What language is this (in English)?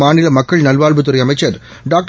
Tamil